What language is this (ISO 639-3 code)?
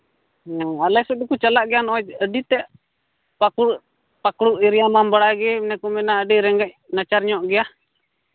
sat